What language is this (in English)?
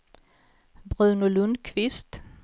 Swedish